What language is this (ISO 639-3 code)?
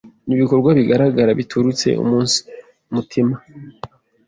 kin